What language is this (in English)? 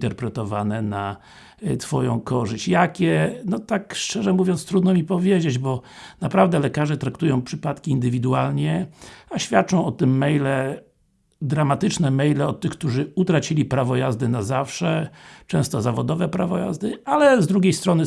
Polish